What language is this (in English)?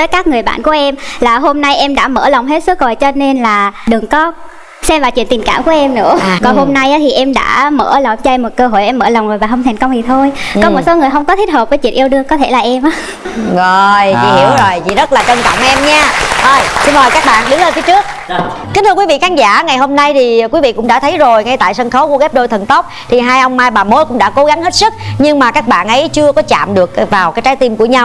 Vietnamese